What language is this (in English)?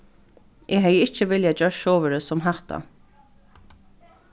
Faroese